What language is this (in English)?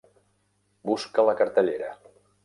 Catalan